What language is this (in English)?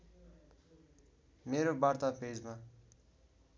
Nepali